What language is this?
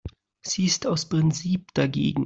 German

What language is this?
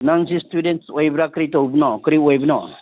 Manipuri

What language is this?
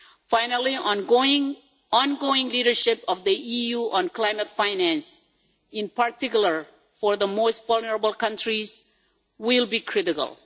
English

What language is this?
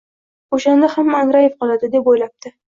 Uzbek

